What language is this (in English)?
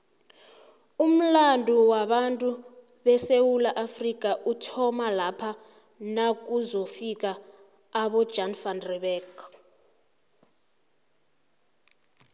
South Ndebele